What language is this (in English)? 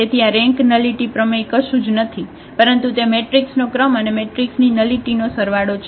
Gujarati